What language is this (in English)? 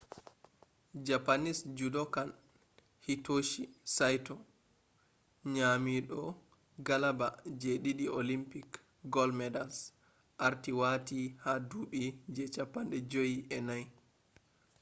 Fula